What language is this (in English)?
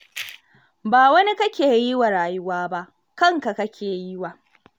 Hausa